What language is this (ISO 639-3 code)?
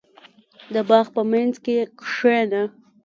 pus